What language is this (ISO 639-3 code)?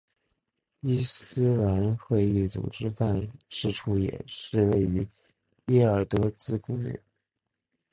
zho